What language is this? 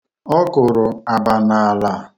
Igbo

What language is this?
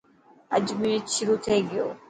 Dhatki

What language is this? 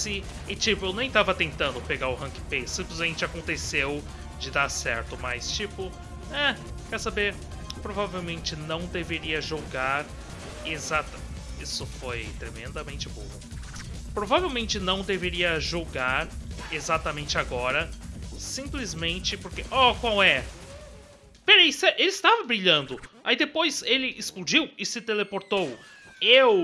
Portuguese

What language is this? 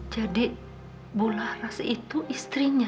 Indonesian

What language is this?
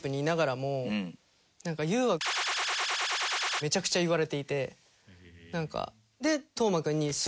Japanese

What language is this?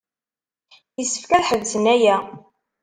Kabyle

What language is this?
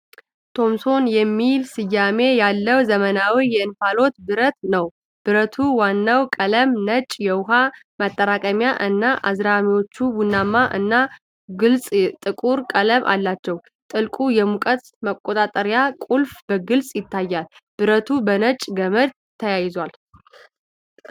Amharic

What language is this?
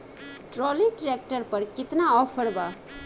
Bhojpuri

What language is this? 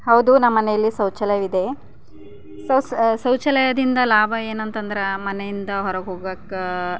Kannada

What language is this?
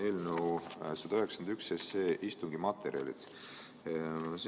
Estonian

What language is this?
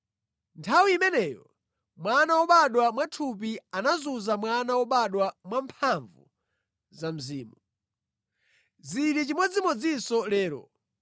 Nyanja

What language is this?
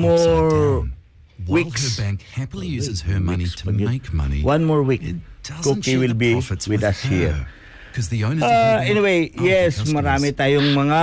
Filipino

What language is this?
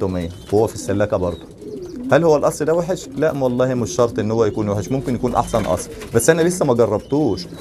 Arabic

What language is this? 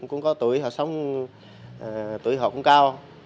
Vietnamese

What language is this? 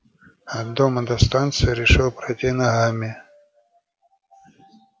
Russian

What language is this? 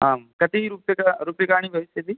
Sanskrit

